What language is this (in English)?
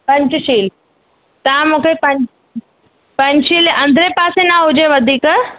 Sindhi